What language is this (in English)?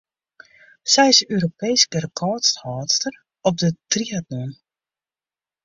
Western Frisian